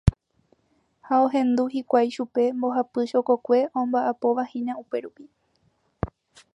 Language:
Guarani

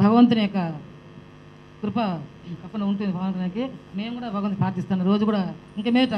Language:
Telugu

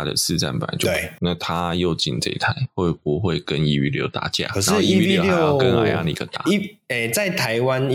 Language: Chinese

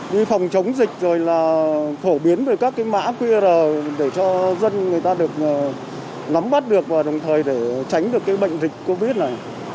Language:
Vietnamese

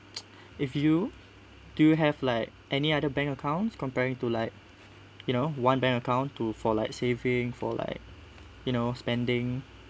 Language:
English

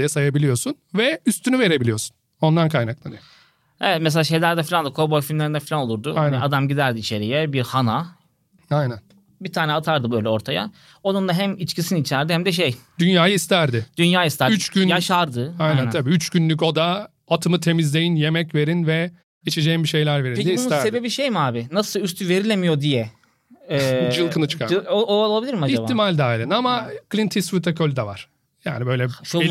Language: Turkish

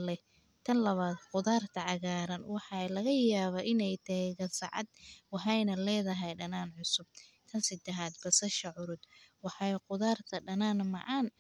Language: Somali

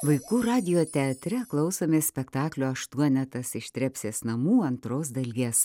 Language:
Lithuanian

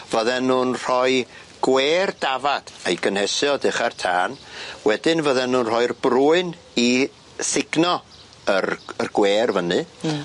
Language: Welsh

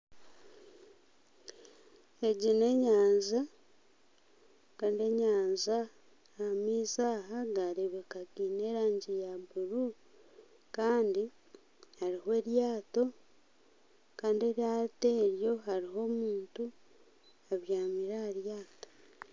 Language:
Nyankole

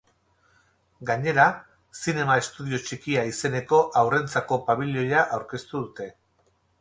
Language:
Basque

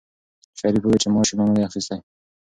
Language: Pashto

